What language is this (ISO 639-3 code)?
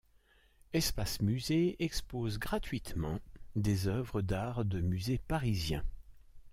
fra